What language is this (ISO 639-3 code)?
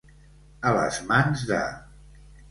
cat